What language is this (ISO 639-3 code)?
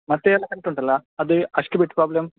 kan